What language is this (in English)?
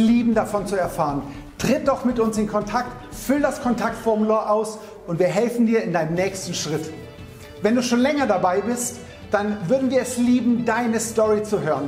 German